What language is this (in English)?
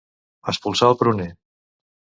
Catalan